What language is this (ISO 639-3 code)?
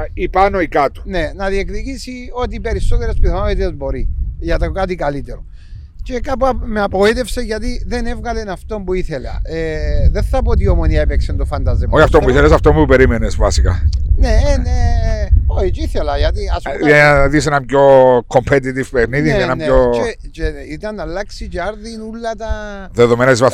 ell